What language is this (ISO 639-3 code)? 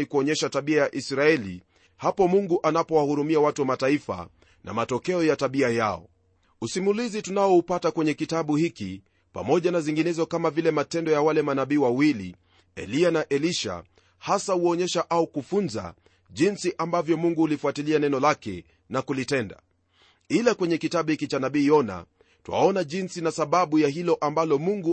swa